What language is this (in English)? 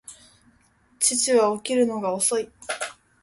Japanese